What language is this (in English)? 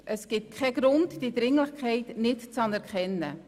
Swiss German